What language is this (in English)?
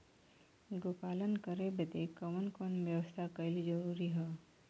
Bhojpuri